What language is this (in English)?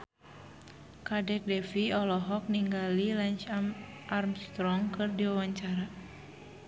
Sundanese